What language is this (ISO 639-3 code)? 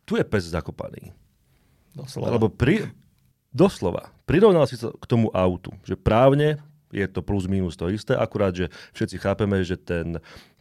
slk